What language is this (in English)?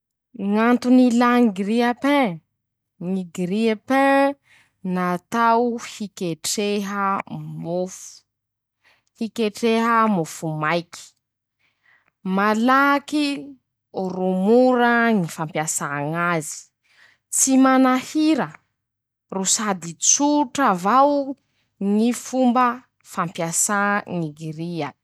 Masikoro Malagasy